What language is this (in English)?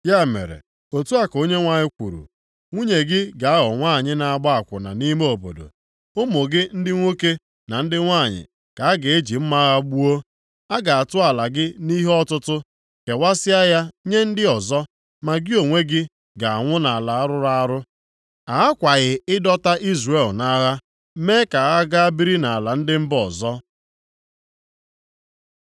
Igbo